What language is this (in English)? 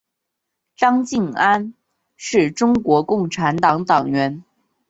Chinese